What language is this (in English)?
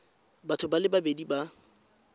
Tswana